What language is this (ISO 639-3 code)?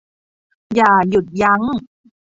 tha